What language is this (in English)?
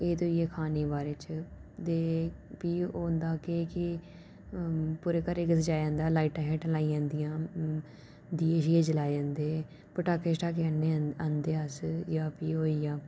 Dogri